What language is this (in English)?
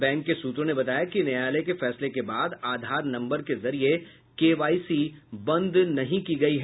Hindi